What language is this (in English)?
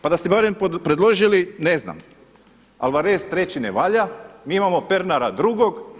Croatian